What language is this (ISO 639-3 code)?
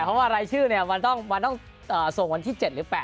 tha